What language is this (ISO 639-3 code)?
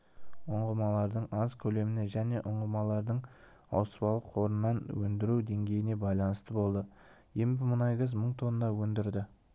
kaz